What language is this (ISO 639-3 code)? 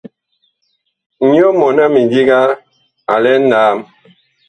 bkh